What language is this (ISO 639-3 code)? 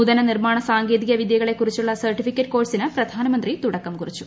mal